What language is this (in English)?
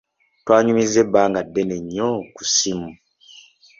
Ganda